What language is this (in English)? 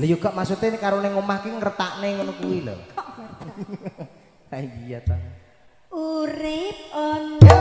Indonesian